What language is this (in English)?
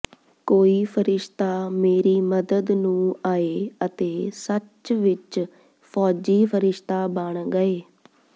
Punjabi